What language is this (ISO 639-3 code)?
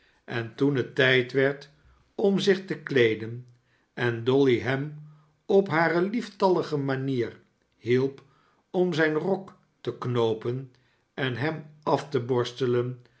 nld